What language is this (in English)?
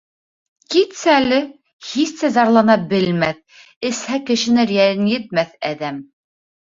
Bashkir